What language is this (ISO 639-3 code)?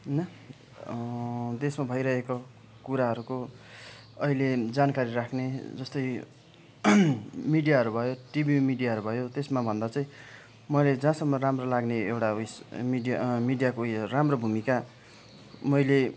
nep